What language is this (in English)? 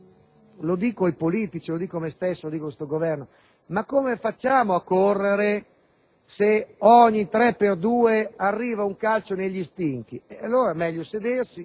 Italian